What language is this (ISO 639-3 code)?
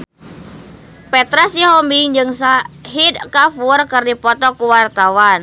sun